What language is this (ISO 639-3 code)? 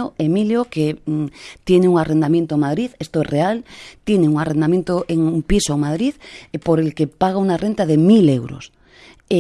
spa